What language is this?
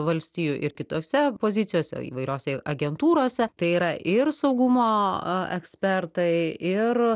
Lithuanian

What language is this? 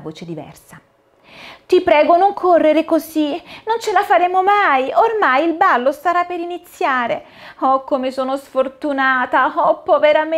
Italian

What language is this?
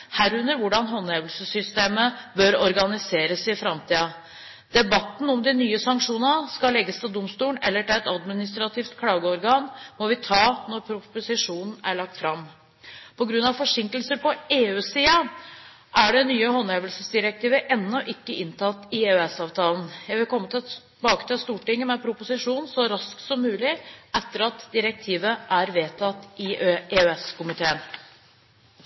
Norwegian Bokmål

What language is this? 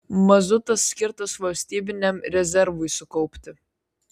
Lithuanian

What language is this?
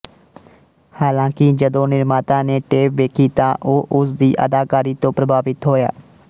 Punjabi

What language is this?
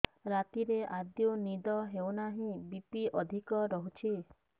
Odia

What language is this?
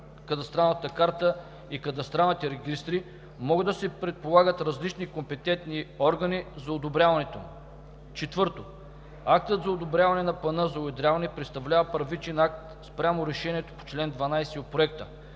Bulgarian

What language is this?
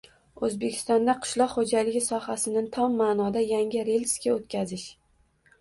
Uzbek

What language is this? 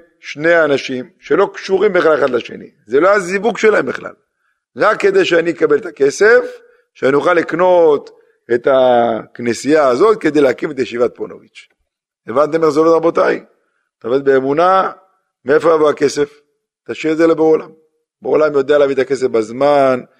Hebrew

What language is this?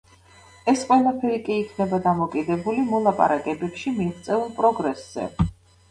Georgian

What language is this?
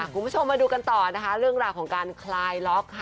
Thai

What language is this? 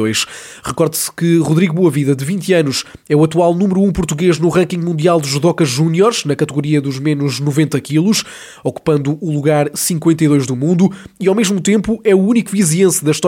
Portuguese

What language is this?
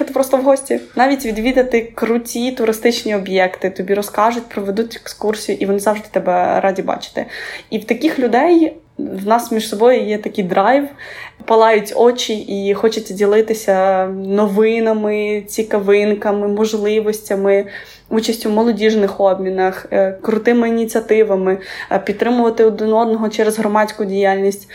Ukrainian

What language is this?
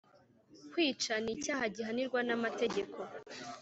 Kinyarwanda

